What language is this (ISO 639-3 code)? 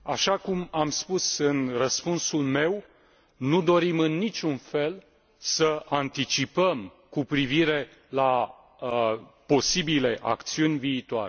ron